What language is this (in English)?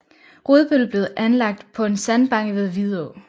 Danish